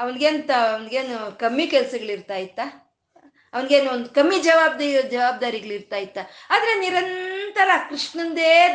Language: Kannada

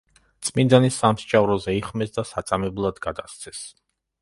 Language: Georgian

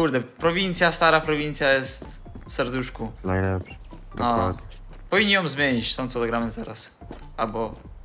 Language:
Polish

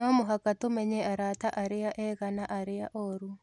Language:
Kikuyu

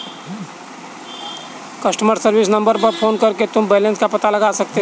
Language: Hindi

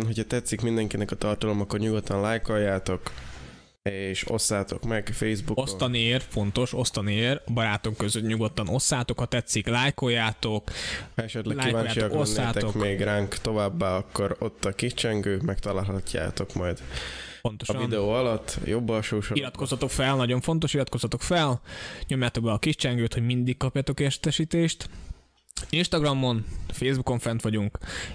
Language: Hungarian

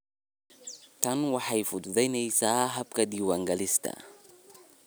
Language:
Somali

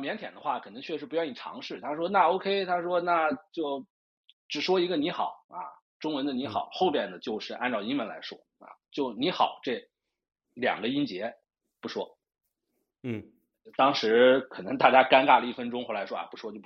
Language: Chinese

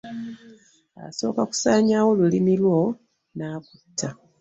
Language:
Ganda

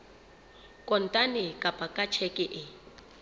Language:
Southern Sotho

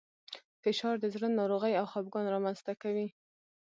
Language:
Pashto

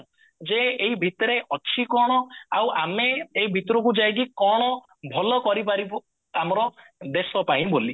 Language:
Odia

